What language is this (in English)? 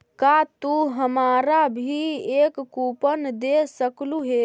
Magahi